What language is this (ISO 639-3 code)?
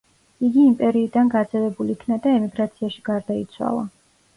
kat